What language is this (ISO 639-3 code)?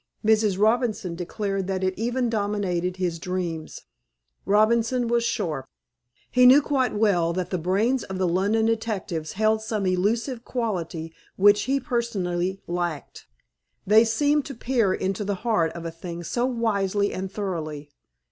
eng